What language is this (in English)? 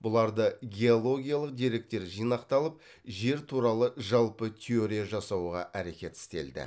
Kazakh